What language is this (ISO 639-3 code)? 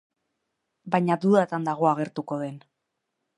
eus